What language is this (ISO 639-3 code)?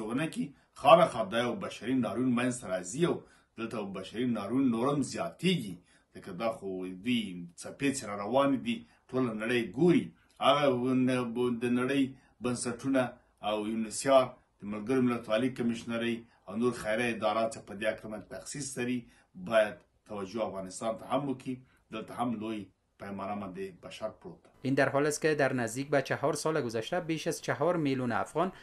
fas